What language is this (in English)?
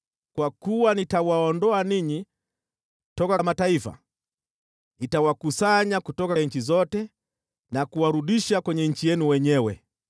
Swahili